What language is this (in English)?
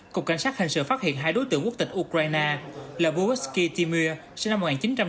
Vietnamese